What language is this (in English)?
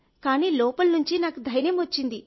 Telugu